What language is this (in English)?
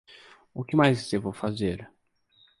Portuguese